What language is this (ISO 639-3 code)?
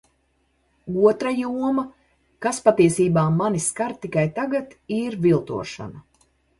lav